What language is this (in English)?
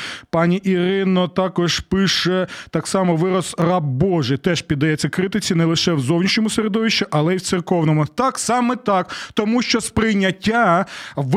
Ukrainian